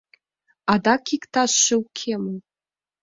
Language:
Mari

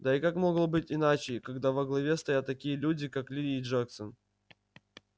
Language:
Russian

